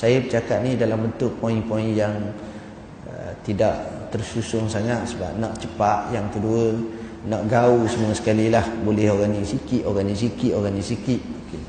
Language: Malay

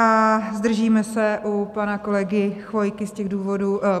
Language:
Czech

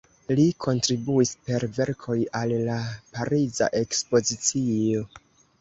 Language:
Esperanto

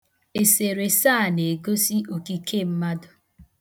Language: Igbo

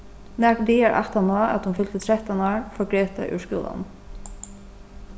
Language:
Faroese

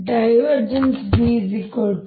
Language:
Kannada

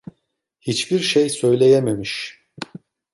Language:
Turkish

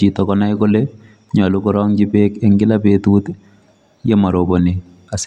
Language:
Kalenjin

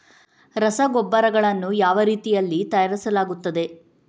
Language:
Kannada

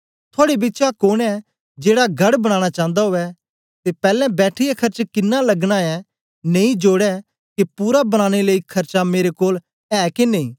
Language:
Dogri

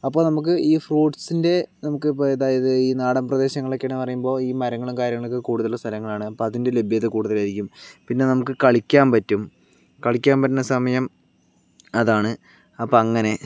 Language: Malayalam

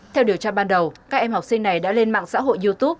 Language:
Vietnamese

